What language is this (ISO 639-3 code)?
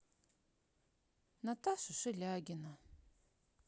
rus